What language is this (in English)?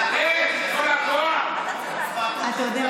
Hebrew